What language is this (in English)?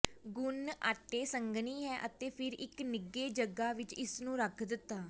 Punjabi